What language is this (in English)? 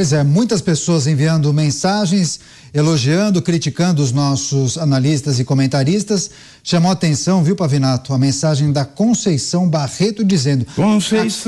Portuguese